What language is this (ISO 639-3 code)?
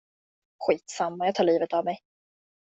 swe